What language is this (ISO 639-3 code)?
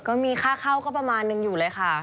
tha